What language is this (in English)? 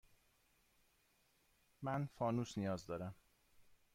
Persian